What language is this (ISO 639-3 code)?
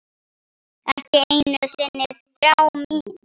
isl